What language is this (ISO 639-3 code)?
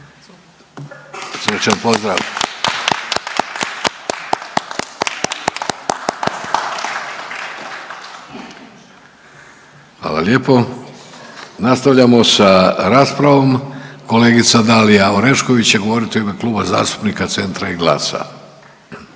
hrv